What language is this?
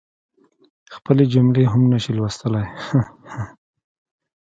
Pashto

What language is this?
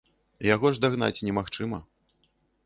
Belarusian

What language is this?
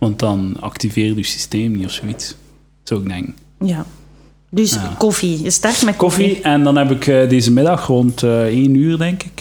Dutch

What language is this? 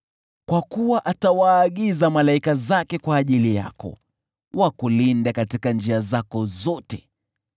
Swahili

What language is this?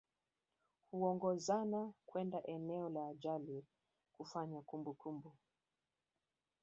Swahili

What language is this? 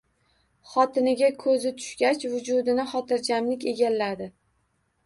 Uzbek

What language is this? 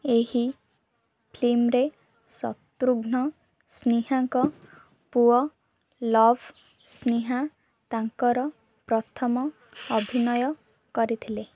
Odia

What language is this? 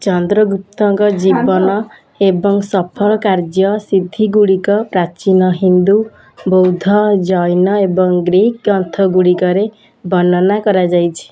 Odia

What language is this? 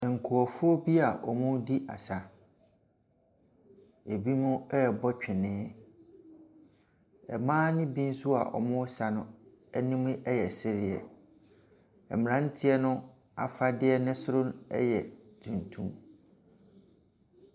Akan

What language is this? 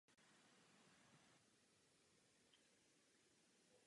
Czech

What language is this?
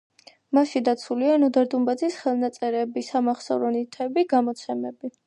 Georgian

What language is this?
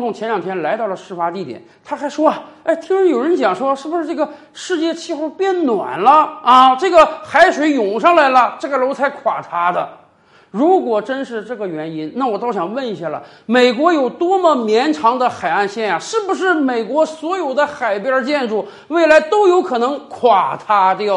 Chinese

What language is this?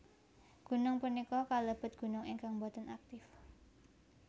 Javanese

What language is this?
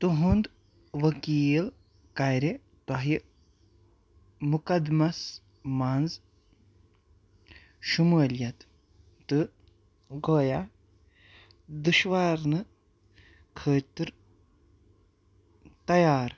Kashmiri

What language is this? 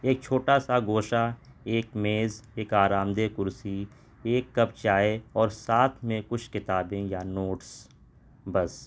Urdu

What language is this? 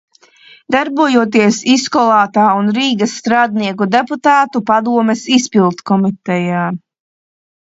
Latvian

